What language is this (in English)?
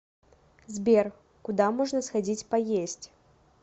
Russian